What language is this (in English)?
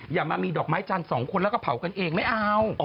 Thai